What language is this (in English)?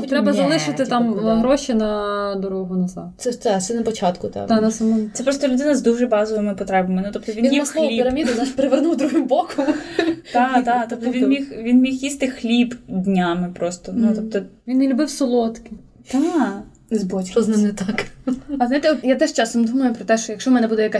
Ukrainian